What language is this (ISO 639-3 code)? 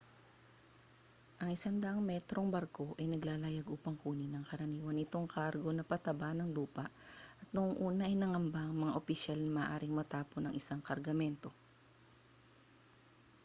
fil